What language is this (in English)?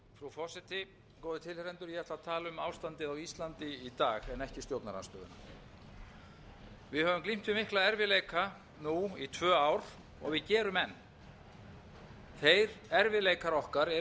Icelandic